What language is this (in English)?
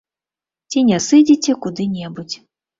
Belarusian